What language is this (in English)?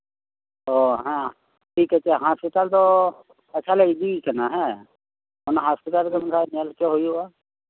Santali